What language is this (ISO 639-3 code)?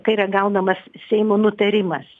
lit